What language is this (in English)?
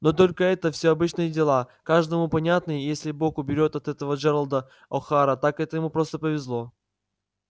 Russian